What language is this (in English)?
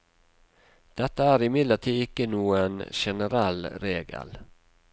Norwegian